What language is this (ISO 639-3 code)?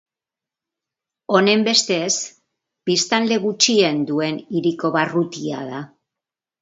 eus